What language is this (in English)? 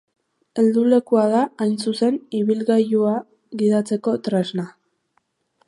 Basque